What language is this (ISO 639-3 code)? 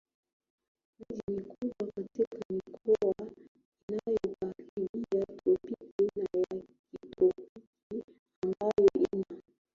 swa